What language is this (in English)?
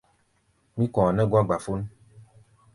Gbaya